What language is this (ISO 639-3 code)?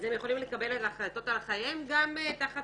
heb